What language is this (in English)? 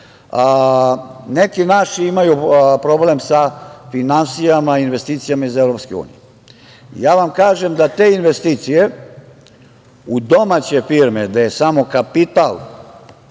Serbian